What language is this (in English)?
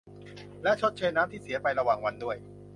Thai